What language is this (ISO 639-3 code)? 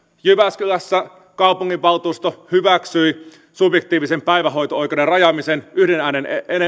fin